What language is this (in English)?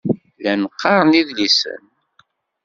Kabyle